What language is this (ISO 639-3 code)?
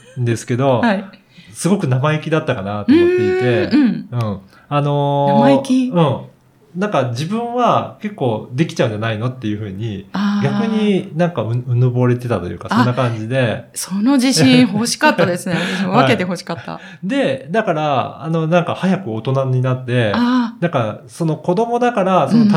jpn